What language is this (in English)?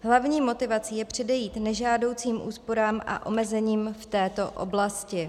Czech